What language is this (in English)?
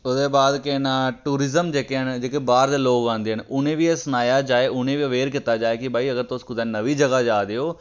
Dogri